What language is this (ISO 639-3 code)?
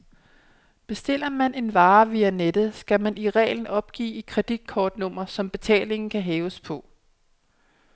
dan